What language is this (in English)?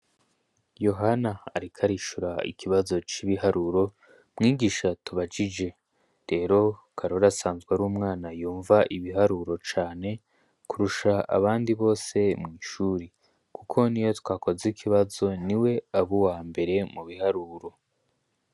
Rundi